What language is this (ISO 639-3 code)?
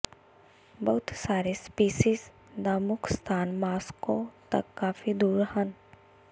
pan